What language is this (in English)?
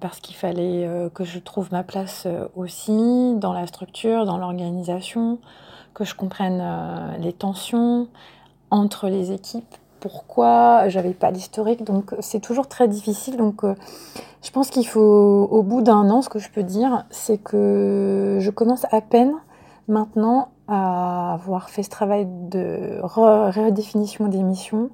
French